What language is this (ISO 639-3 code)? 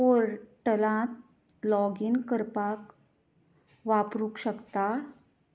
kok